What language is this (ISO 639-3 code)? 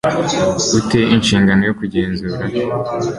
kin